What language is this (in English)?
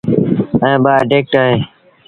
Sindhi Bhil